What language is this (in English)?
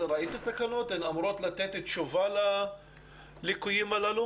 Hebrew